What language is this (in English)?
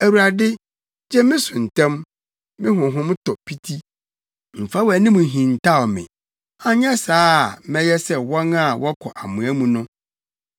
Akan